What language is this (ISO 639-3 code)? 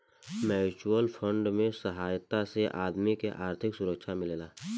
bho